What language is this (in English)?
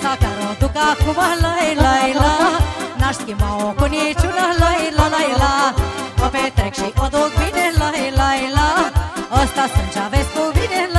Romanian